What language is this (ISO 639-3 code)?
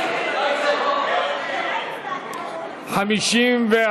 heb